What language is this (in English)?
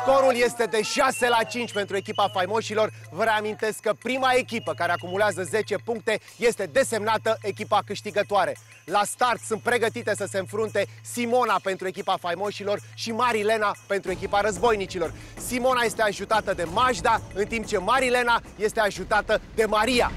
Romanian